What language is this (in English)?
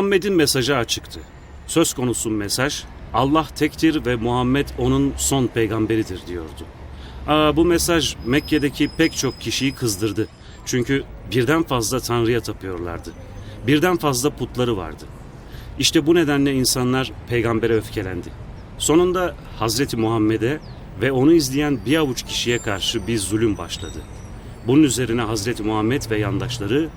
Turkish